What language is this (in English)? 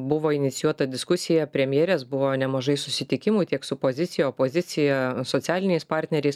Lithuanian